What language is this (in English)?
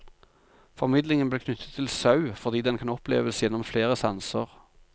Norwegian